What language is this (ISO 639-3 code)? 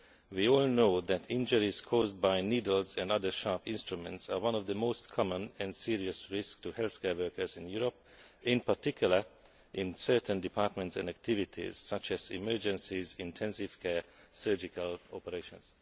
eng